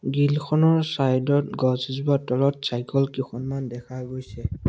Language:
Assamese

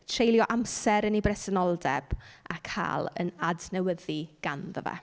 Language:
Welsh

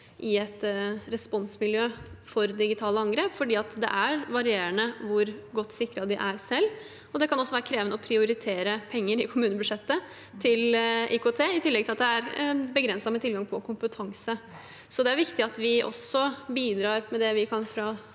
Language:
Norwegian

